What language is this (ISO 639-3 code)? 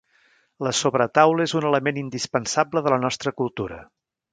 cat